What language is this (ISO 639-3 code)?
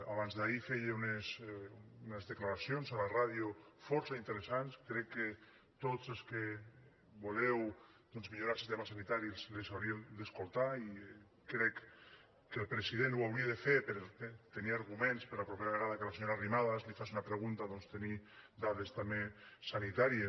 cat